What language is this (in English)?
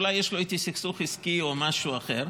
Hebrew